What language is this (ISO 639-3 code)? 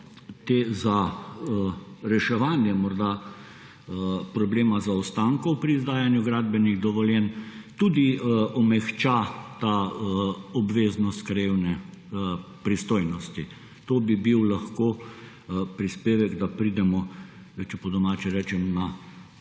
slv